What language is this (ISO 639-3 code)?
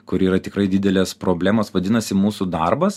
lit